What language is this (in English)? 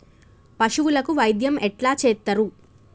Telugu